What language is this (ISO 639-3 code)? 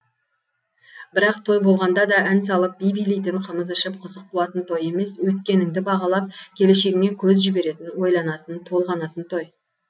kaz